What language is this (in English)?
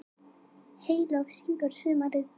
Icelandic